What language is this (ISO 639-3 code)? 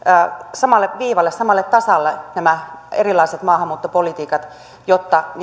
fin